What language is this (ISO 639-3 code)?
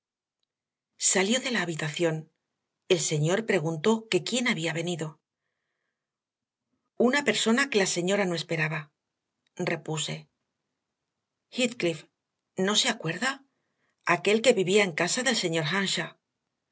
spa